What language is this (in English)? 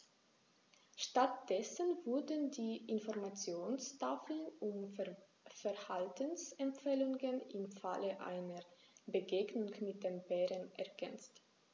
German